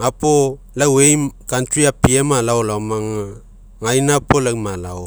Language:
Mekeo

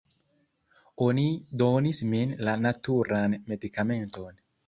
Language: Esperanto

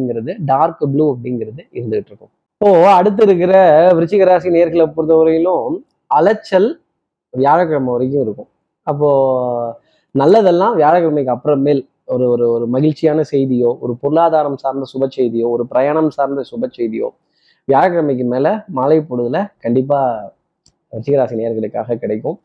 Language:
Tamil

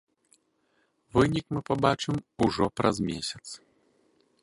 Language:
Belarusian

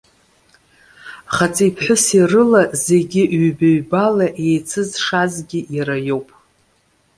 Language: Abkhazian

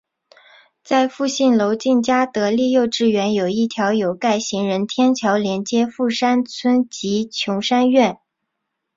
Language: Chinese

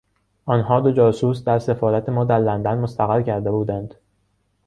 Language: Persian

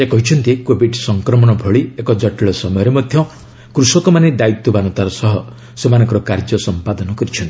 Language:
Odia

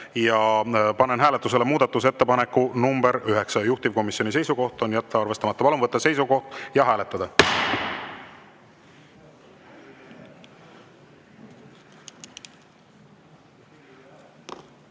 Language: Estonian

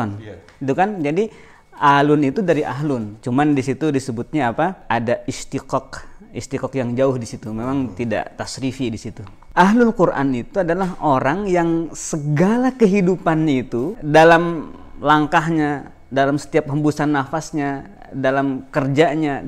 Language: Indonesian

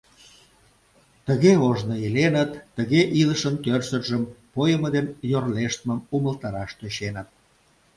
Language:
Mari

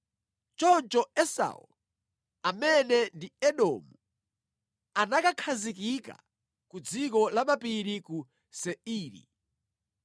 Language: Nyanja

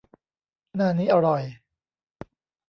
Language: Thai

